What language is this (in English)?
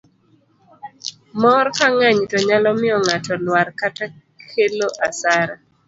Luo (Kenya and Tanzania)